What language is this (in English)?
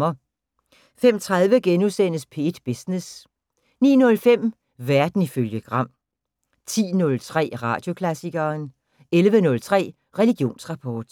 Danish